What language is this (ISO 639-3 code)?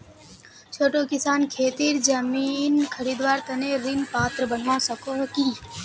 mag